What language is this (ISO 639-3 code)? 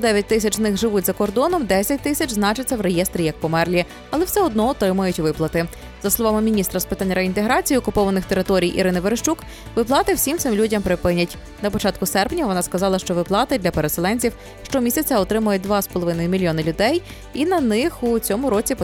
ukr